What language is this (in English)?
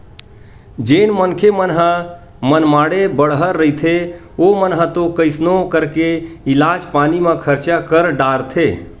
Chhattisgarhi